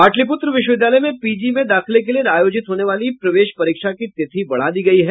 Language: Hindi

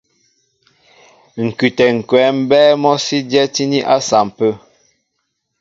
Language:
Mbo (Cameroon)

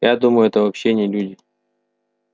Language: Russian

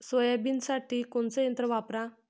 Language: Marathi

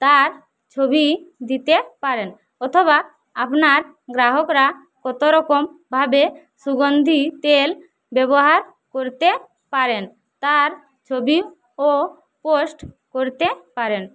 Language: Bangla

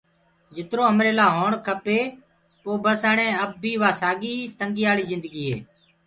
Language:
Gurgula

